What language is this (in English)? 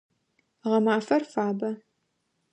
Adyghe